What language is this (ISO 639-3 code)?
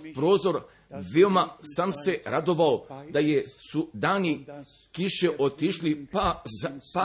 hrv